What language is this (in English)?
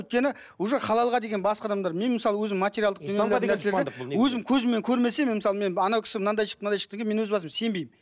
Kazakh